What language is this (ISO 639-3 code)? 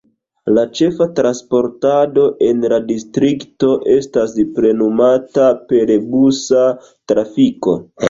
epo